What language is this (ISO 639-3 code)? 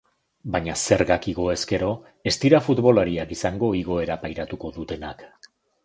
eus